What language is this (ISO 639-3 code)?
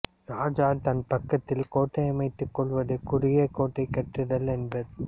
tam